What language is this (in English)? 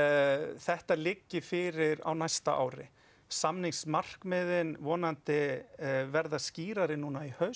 Icelandic